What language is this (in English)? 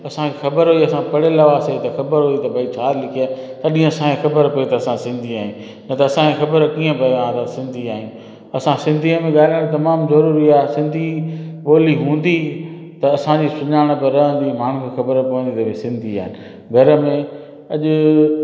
Sindhi